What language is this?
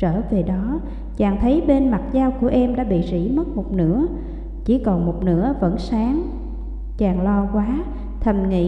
Vietnamese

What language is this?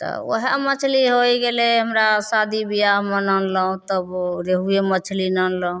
Maithili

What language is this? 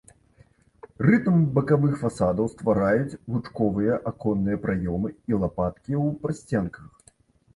Belarusian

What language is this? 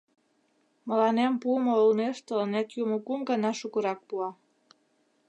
Mari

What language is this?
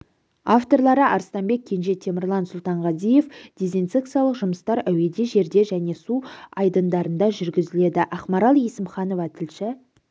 Kazakh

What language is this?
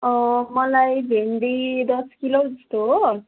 Nepali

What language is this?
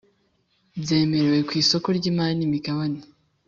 Kinyarwanda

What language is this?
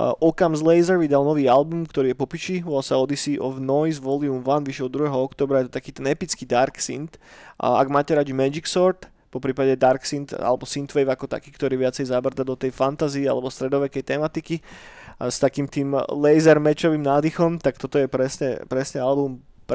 Slovak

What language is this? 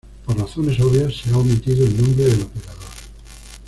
Spanish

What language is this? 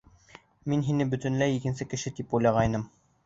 Bashkir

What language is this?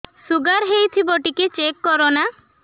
Odia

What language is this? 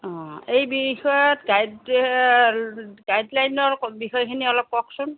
Assamese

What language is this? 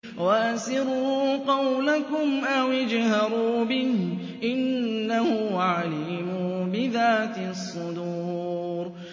Arabic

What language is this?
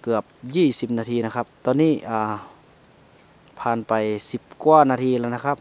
Thai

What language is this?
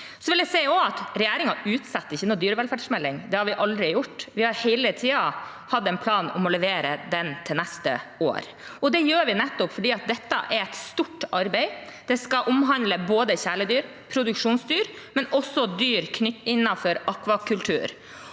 Norwegian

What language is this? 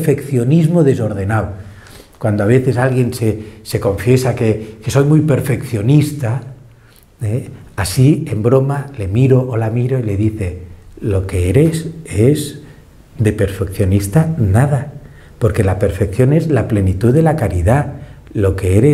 Spanish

